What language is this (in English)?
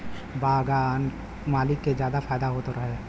Bhojpuri